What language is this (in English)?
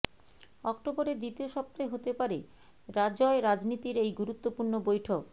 Bangla